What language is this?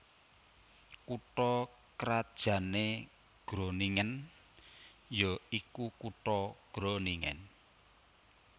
Javanese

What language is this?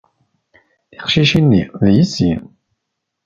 Kabyle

